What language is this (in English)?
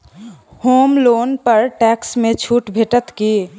Maithili